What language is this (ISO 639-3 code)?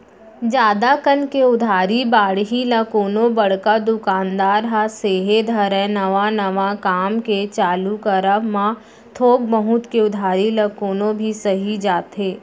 hne